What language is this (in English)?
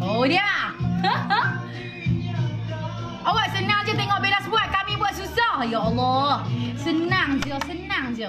Malay